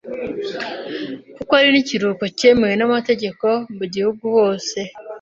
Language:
Kinyarwanda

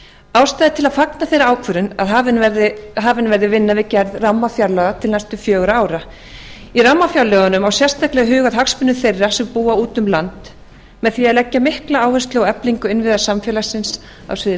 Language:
Icelandic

